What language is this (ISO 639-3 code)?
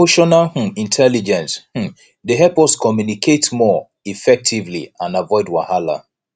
pcm